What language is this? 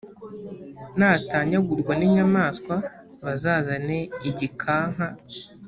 Kinyarwanda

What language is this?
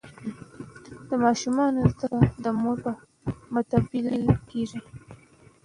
Pashto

